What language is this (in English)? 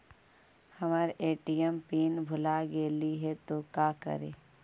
Magahi